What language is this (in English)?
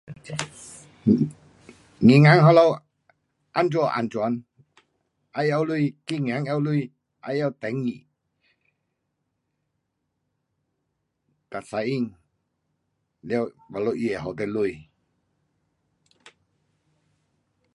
Pu-Xian Chinese